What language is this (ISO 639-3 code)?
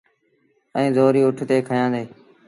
sbn